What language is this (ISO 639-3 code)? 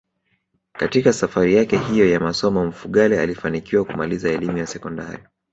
swa